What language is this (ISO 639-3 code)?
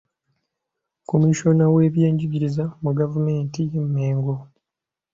lug